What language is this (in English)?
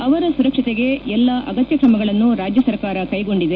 Kannada